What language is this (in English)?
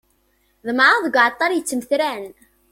Kabyle